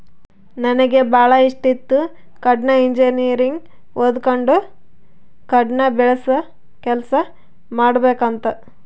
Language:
Kannada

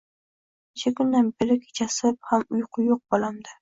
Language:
Uzbek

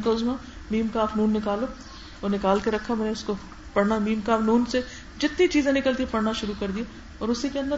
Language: Urdu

